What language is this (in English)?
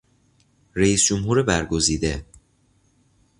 Persian